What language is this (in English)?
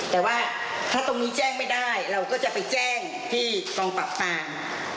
Thai